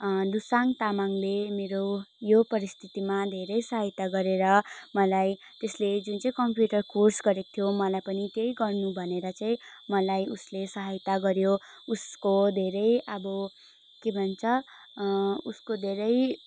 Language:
Nepali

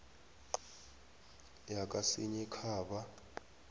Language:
South Ndebele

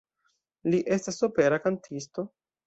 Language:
Esperanto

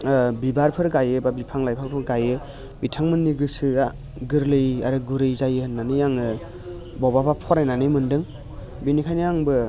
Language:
Bodo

